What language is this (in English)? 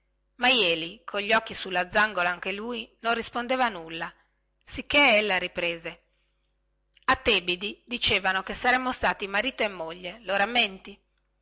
Italian